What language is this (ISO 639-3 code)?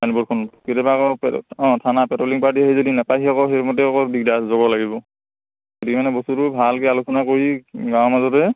asm